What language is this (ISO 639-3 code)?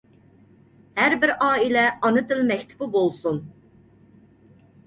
uig